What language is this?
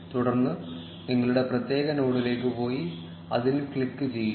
Malayalam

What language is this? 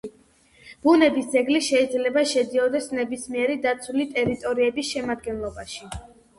Georgian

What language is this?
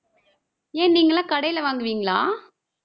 Tamil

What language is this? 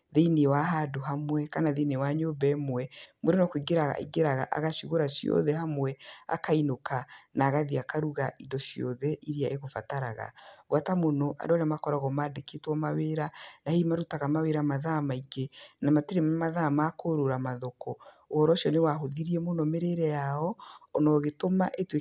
Kikuyu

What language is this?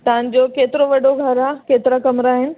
Sindhi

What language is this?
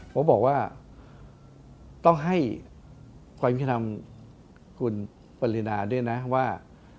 Thai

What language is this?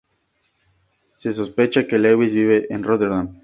Spanish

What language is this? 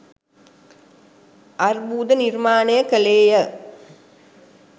Sinhala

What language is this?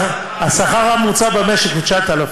Hebrew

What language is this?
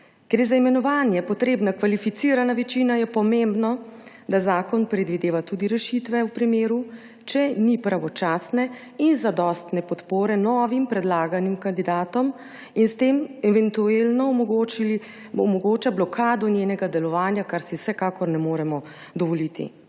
Slovenian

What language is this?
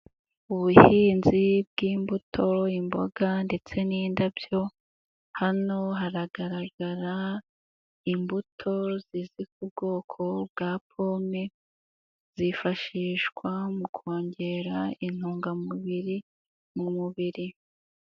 Kinyarwanda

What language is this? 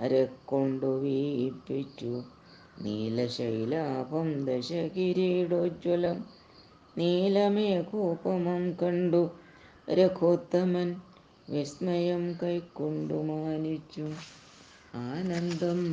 Malayalam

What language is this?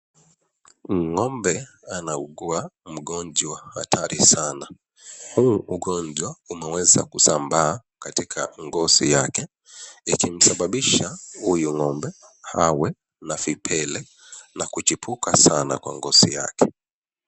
Swahili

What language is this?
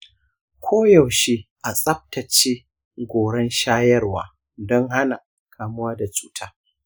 Hausa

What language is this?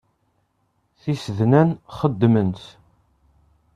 Kabyle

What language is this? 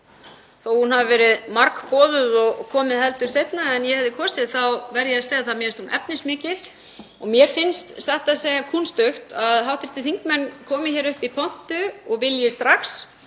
Icelandic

